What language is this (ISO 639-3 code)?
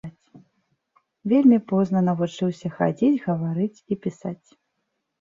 bel